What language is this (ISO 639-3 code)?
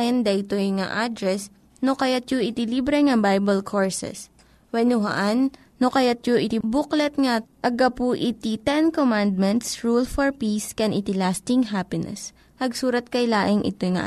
fil